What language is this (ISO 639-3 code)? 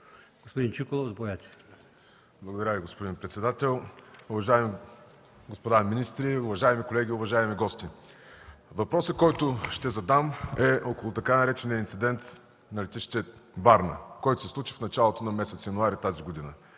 bul